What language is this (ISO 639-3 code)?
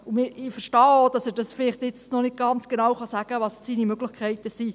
gsw